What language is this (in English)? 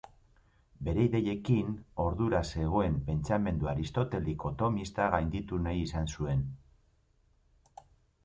Basque